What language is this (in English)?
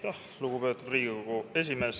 Estonian